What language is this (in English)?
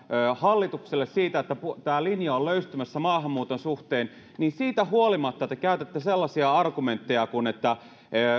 Finnish